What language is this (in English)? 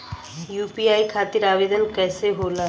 Bhojpuri